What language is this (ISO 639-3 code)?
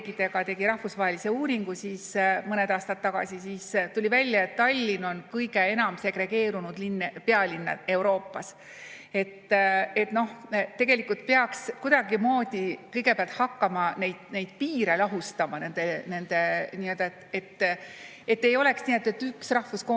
est